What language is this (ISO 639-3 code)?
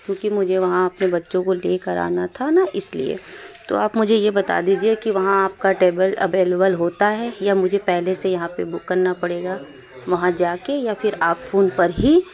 urd